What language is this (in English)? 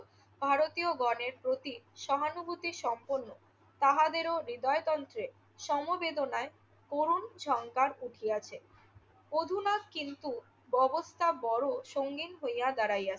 Bangla